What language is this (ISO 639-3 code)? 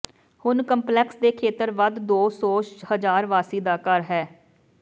pan